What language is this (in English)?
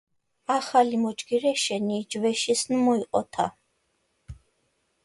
Georgian